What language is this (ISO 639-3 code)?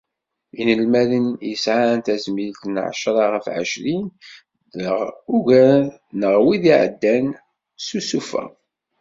kab